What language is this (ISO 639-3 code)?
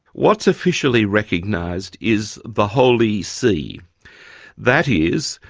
eng